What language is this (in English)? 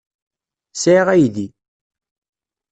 Kabyle